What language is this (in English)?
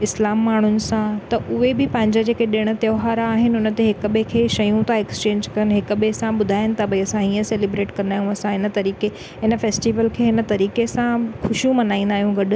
Sindhi